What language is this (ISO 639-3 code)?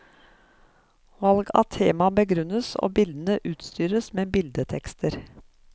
nor